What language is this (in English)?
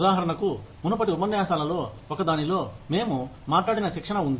Telugu